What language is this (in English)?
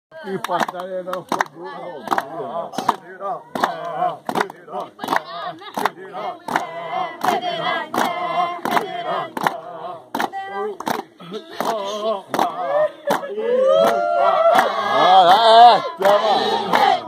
Dutch